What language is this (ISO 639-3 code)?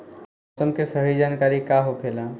bho